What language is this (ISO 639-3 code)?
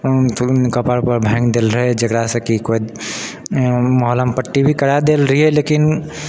mai